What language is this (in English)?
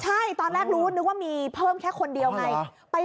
Thai